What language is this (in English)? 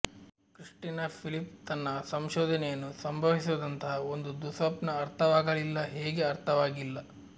Kannada